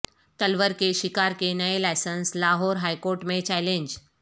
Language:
Urdu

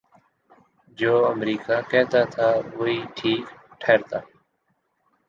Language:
Urdu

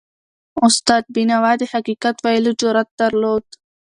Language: Pashto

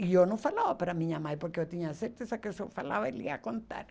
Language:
Portuguese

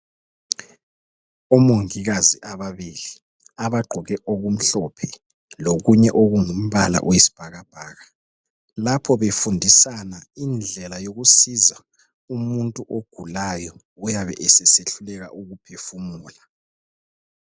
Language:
North Ndebele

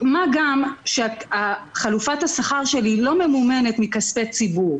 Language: Hebrew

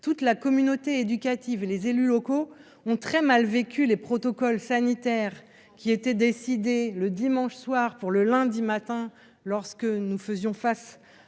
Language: French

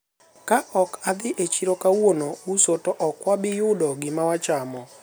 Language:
Luo (Kenya and Tanzania)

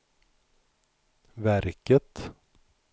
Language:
Swedish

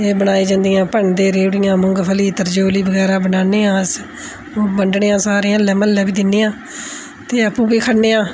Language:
Dogri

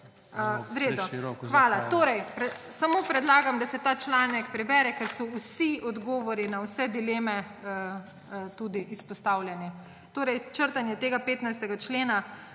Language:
Slovenian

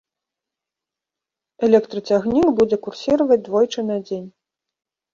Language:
Belarusian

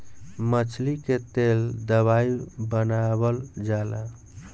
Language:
Bhojpuri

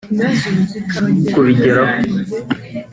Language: Kinyarwanda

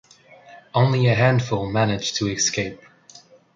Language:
English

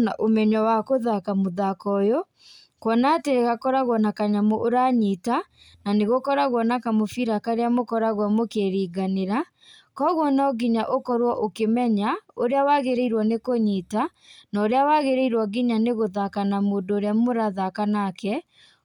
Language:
Kikuyu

